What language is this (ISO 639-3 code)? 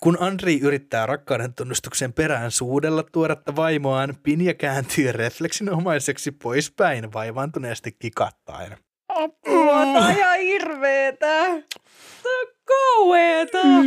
fin